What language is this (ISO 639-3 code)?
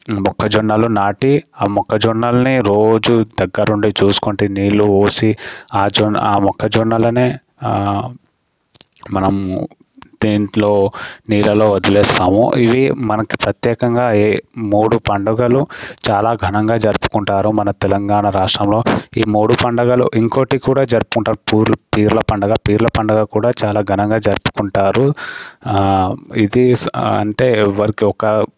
tel